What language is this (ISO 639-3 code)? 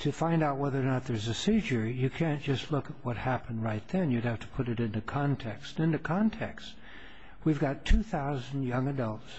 eng